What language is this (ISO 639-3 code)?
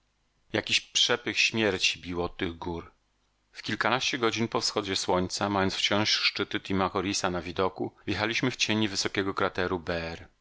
pol